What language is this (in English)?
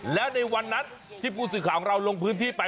Thai